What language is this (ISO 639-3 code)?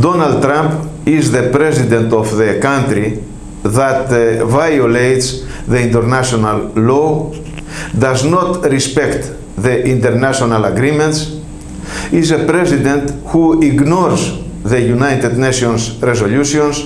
ara